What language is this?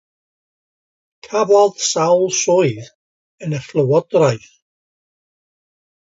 Welsh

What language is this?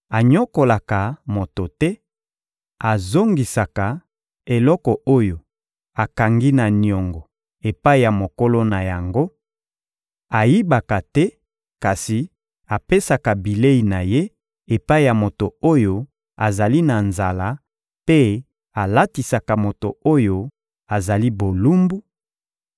Lingala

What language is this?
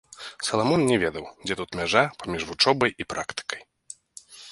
Belarusian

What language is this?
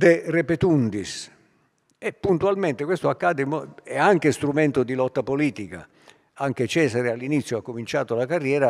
Italian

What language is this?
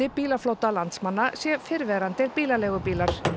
Icelandic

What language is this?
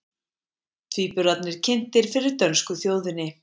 Icelandic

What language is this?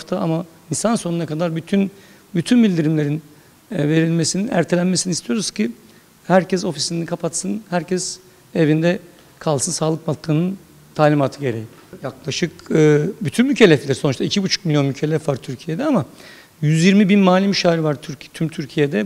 Turkish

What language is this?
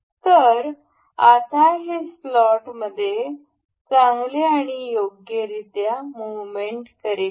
Marathi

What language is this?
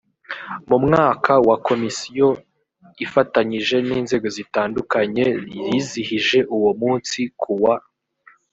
Kinyarwanda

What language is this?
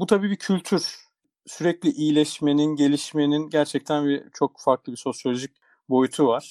Turkish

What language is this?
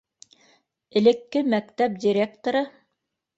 Bashkir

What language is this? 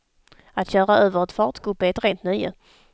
Swedish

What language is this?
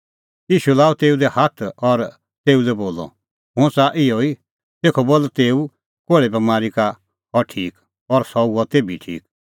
Kullu Pahari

